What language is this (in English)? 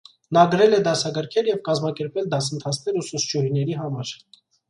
Armenian